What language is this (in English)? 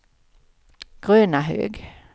Swedish